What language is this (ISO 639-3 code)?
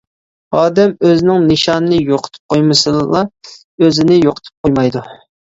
uig